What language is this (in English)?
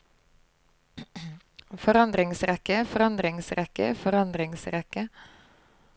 Norwegian